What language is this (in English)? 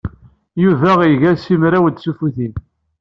Kabyle